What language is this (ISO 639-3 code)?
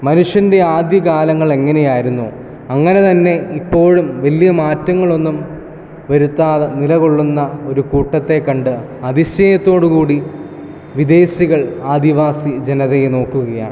mal